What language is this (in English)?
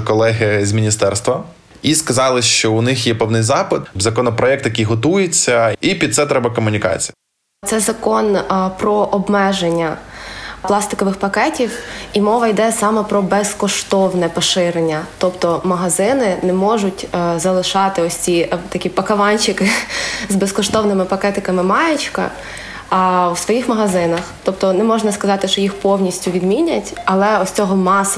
Ukrainian